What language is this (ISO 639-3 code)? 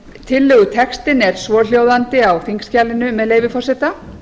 isl